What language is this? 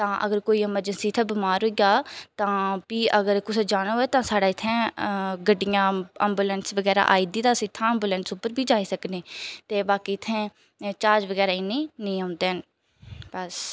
Dogri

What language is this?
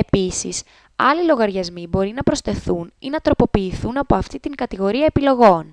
Greek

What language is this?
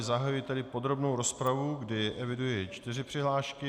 Czech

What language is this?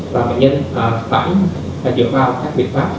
Vietnamese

